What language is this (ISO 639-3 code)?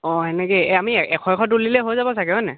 asm